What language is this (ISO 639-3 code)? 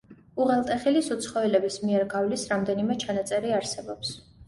kat